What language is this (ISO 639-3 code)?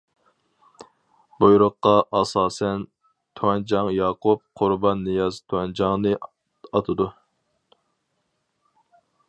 uig